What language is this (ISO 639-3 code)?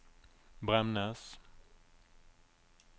nor